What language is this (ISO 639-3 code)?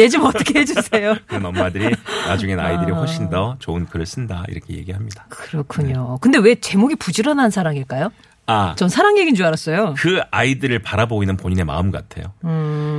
kor